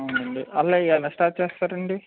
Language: Telugu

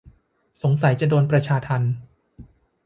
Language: Thai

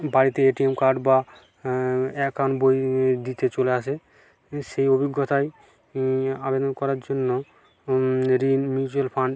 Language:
Bangla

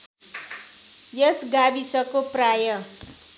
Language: Nepali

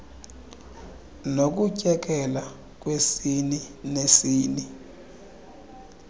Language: Xhosa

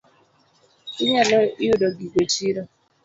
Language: Luo (Kenya and Tanzania)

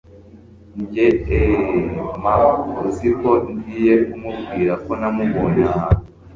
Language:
Kinyarwanda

